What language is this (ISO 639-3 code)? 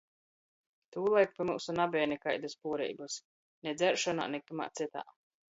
ltg